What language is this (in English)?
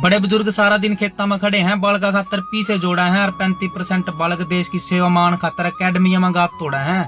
Hindi